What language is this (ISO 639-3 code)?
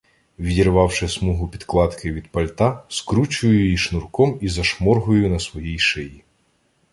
ukr